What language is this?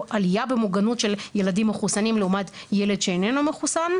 Hebrew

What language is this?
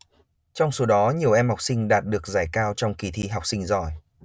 Vietnamese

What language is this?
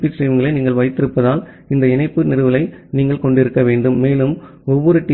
Tamil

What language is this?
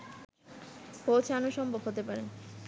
Bangla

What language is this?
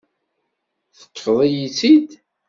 Kabyle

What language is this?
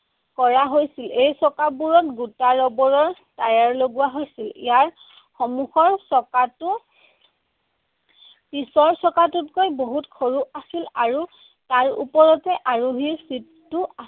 Assamese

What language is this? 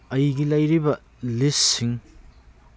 Manipuri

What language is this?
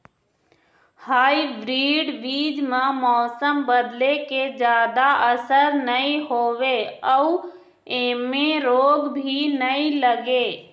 Chhattisgarhi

